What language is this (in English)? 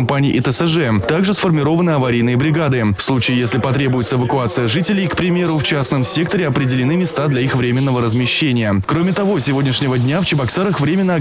Russian